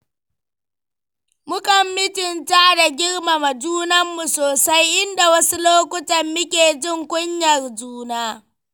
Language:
Hausa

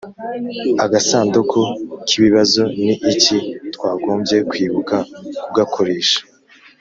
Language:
Kinyarwanda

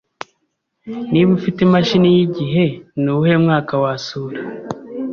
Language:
Kinyarwanda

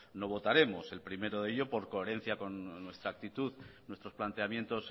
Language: Spanish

